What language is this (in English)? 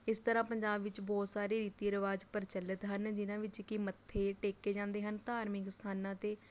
Punjabi